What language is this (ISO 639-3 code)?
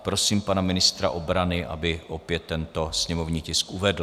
ces